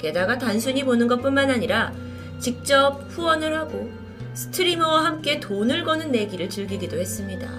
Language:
Korean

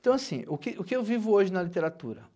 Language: Portuguese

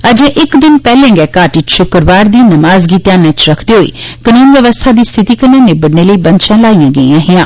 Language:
Dogri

